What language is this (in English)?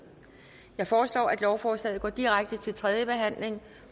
Danish